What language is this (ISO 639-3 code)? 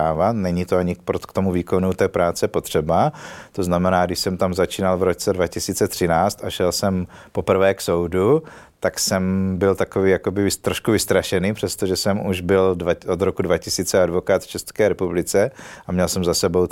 ces